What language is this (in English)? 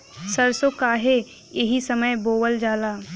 Bhojpuri